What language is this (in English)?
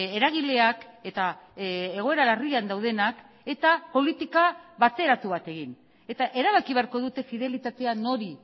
Basque